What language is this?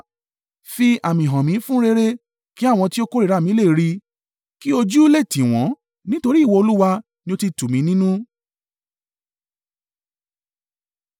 Yoruba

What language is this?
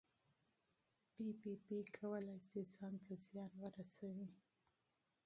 Pashto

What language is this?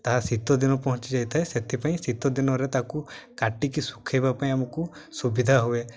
Odia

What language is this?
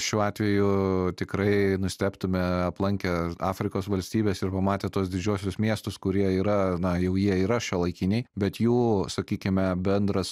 Lithuanian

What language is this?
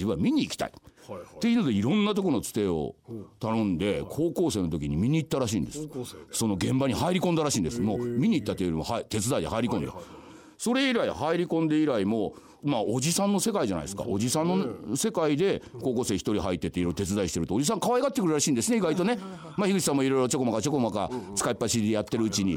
Japanese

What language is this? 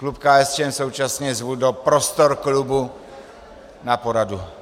Czech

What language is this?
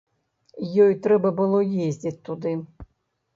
Belarusian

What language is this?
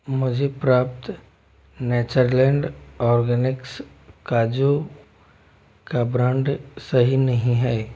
Hindi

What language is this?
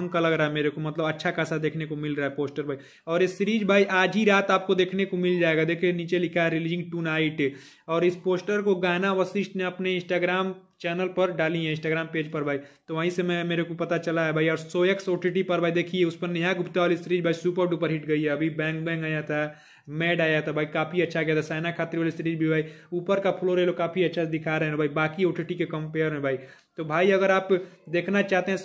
Hindi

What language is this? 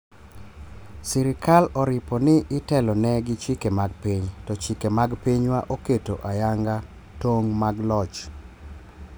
Luo (Kenya and Tanzania)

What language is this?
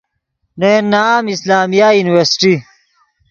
Yidgha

